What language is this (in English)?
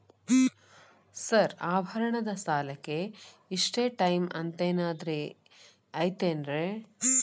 Kannada